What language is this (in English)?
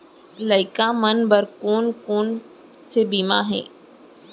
Chhattisgarhi